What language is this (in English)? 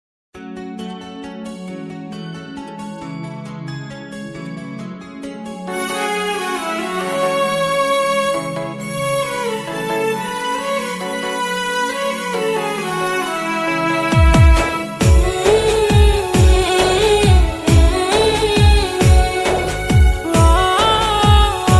Telugu